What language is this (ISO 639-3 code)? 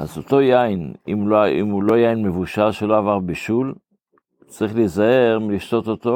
heb